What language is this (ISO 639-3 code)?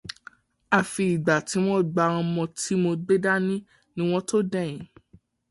yor